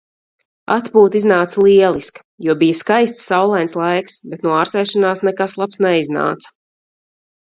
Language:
Latvian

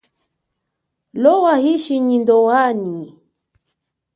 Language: Chokwe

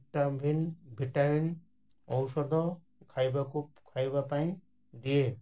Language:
Odia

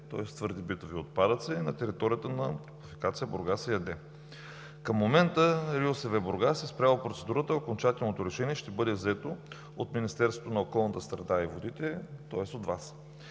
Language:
Bulgarian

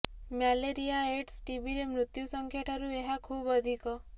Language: Odia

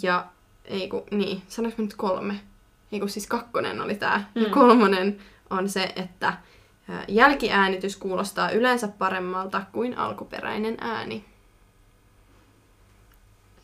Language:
Finnish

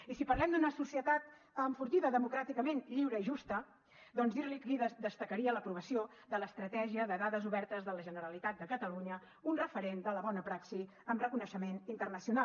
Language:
Catalan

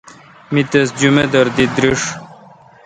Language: Kalkoti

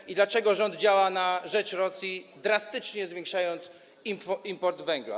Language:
Polish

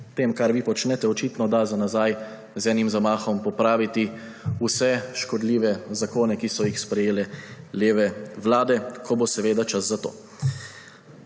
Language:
Slovenian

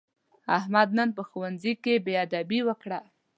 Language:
Pashto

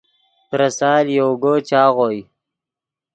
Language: Yidgha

